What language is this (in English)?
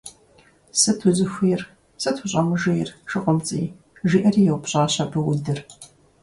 Kabardian